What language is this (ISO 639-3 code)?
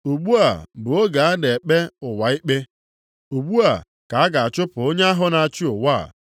ibo